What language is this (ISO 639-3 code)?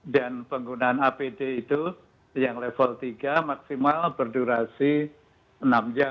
ind